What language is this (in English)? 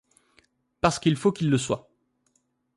French